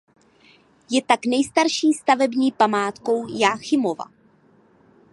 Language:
Czech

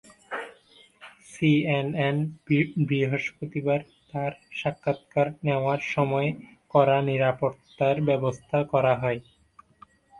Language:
Bangla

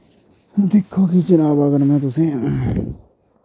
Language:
Dogri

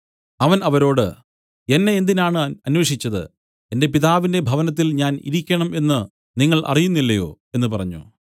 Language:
Malayalam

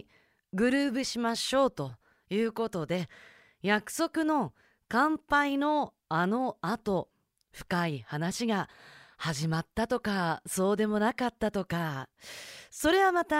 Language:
Japanese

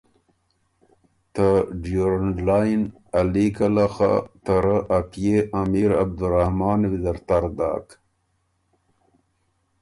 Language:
Ormuri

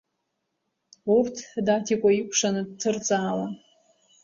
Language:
Abkhazian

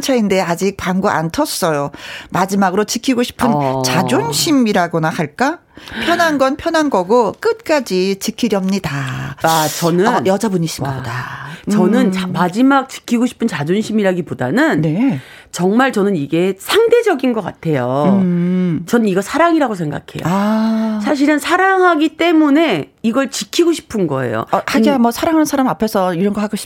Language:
Korean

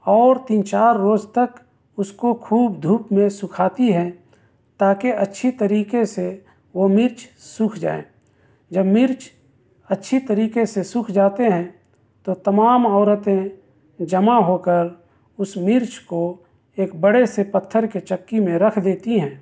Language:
Urdu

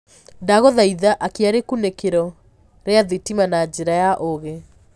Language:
Kikuyu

